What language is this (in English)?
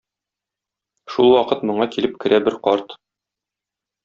Tatar